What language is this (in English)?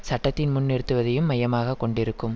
Tamil